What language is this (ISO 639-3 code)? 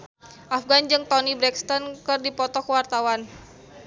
sun